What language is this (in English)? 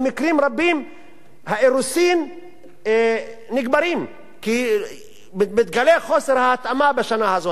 Hebrew